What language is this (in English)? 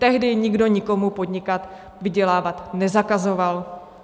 Czech